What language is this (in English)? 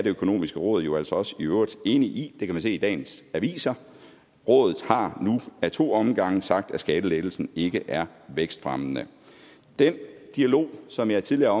Danish